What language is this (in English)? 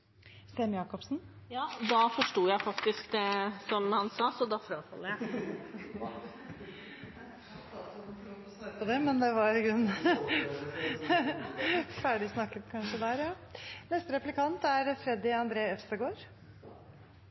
Norwegian